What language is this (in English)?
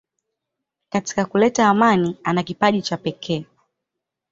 Swahili